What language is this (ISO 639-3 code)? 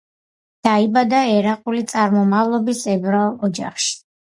kat